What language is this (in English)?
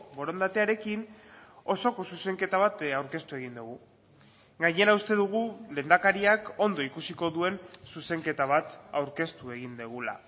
Basque